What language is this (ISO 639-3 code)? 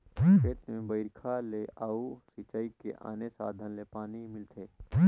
hne